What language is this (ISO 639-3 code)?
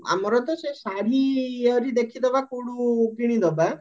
ori